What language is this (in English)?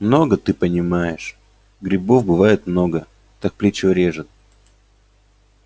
Russian